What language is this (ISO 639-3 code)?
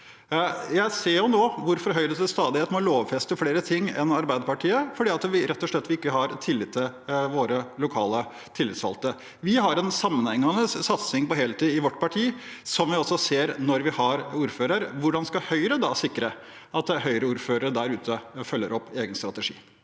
nor